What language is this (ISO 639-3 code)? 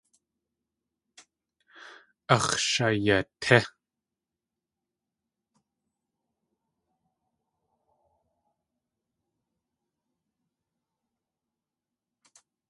tli